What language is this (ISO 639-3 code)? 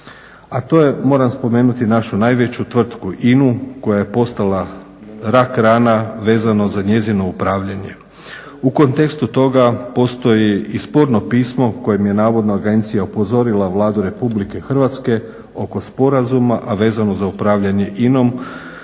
hrv